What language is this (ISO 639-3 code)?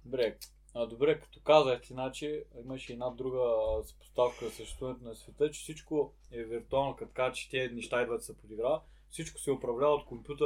bul